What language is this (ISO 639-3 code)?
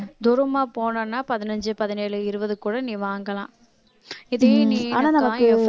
tam